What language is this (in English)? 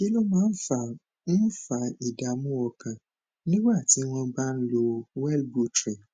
Yoruba